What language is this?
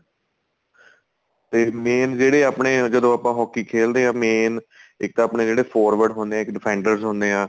Punjabi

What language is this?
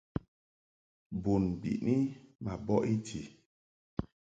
Mungaka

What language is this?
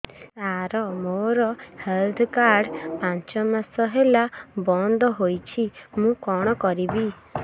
Odia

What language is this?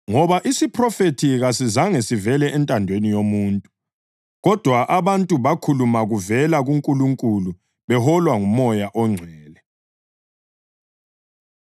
North Ndebele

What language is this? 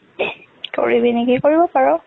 Assamese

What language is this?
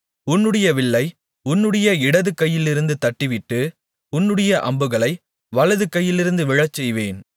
Tamil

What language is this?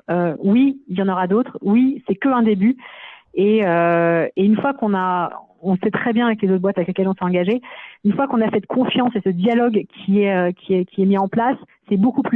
French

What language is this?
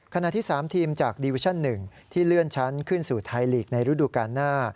Thai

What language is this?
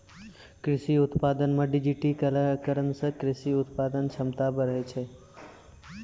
Maithili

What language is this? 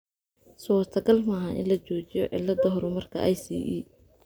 Somali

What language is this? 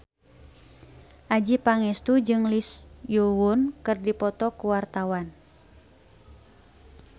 Sundanese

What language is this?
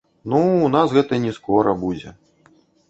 Belarusian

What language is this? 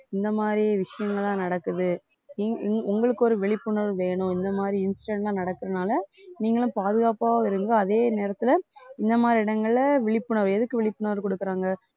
Tamil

